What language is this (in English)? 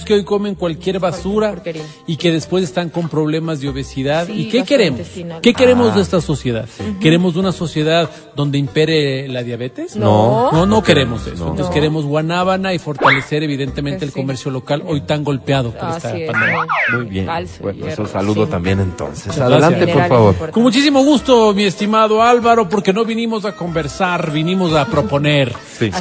Spanish